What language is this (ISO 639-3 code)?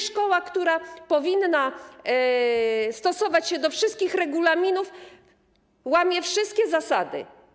pol